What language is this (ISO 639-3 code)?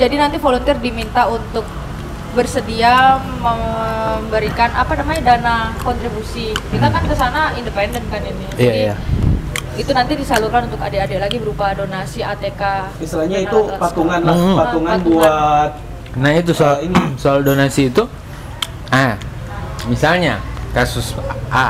ind